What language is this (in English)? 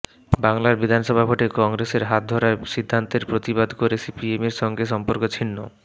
Bangla